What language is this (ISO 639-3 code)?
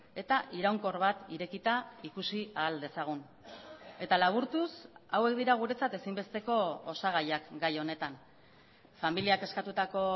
eus